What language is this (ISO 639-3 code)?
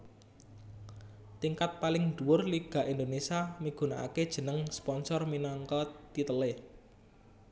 jav